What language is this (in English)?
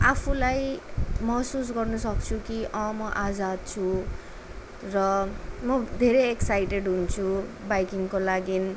Nepali